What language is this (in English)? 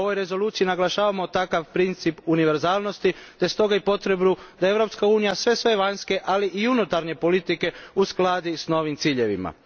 Croatian